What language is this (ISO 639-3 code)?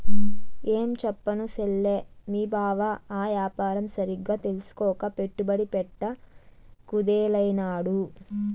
tel